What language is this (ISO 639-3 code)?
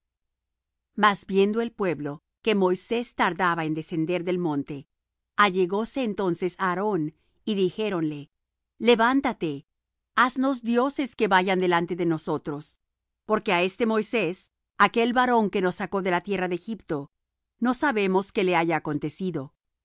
spa